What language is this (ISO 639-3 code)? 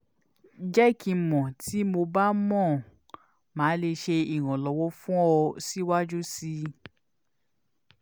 yor